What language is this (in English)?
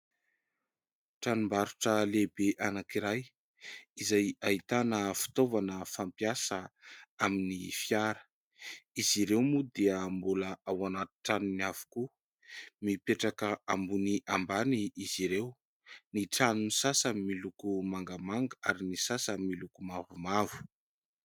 Malagasy